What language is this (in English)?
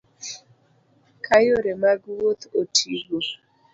Luo (Kenya and Tanzania)